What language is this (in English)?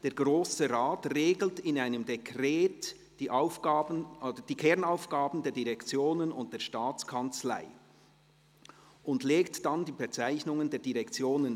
Swiss German